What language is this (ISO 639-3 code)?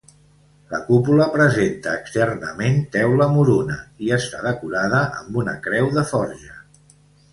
cat